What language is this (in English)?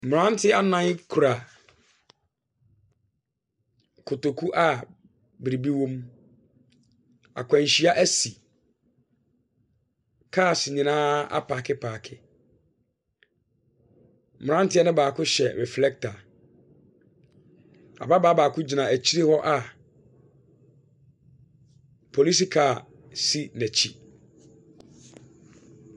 Akan